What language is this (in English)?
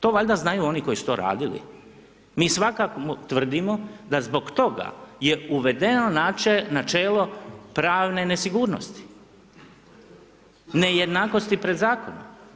Croatian